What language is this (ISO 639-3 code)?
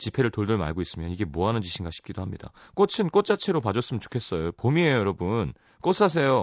kor